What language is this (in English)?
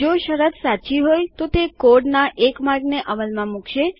Gujarati